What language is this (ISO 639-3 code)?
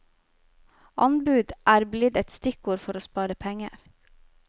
nor